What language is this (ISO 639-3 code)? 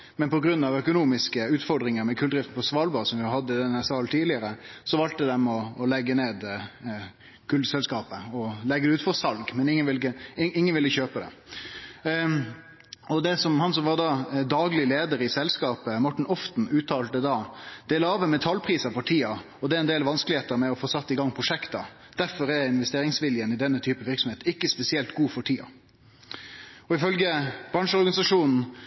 nno